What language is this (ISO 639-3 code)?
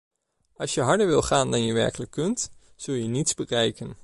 nld